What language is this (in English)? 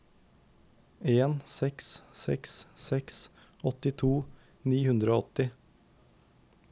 Norwegian